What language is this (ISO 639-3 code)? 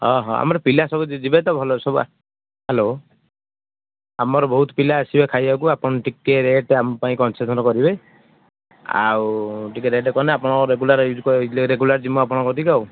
ori